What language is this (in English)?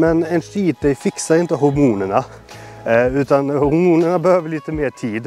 Swedish